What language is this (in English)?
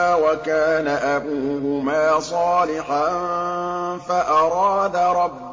Arabic